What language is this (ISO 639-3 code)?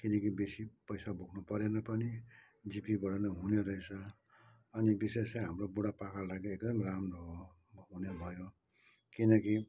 nep